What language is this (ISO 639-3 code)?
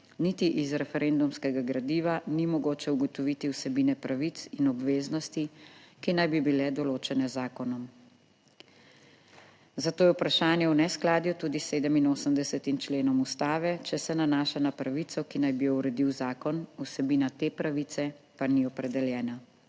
slv